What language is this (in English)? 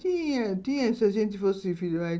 Portuguese